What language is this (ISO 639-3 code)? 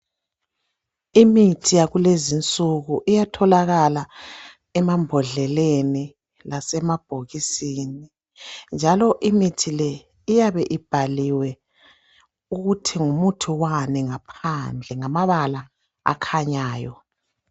nde